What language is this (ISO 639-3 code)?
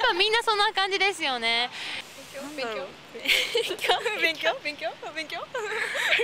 jpn